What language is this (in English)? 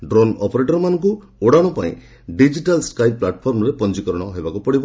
Odia